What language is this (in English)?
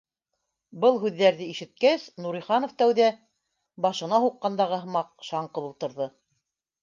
Bashkir